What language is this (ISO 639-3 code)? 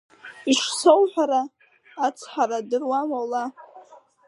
abk